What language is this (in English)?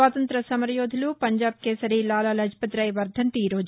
Telugu